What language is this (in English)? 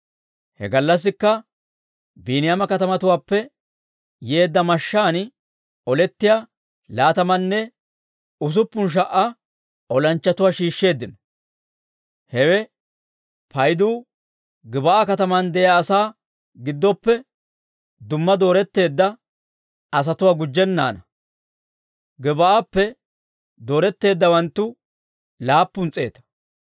Dawro